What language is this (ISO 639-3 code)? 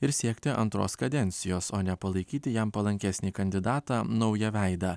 lit